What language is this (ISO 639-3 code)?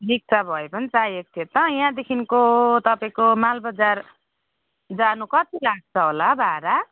nep